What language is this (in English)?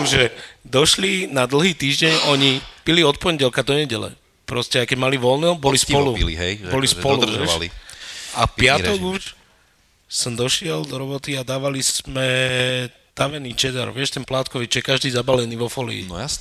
Slovak